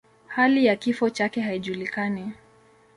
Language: Swahili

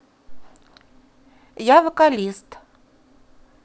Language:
Russian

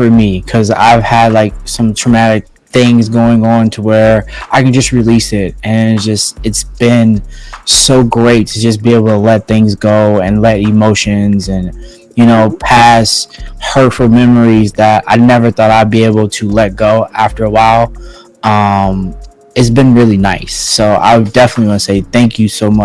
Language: English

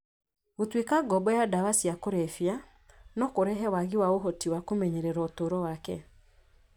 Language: Kikuyu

